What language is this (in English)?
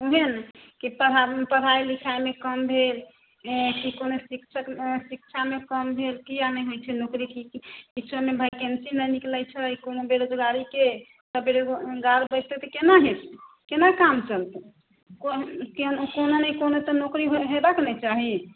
Maithili